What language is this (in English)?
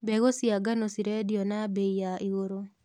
Kikuyu